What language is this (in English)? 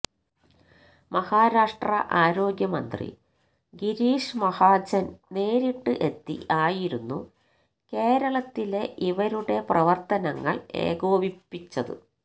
Malayalam